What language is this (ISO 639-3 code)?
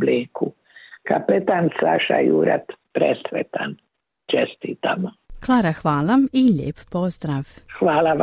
hrv